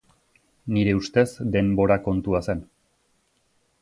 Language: Basque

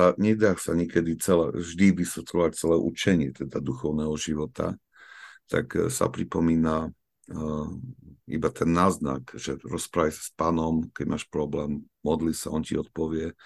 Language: Slovak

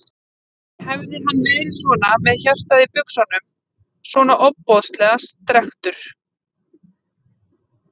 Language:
Icelandic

